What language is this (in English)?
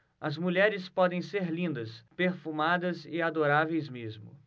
Portuguese